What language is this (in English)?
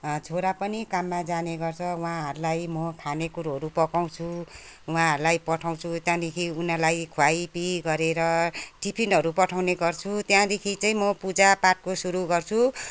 Nepali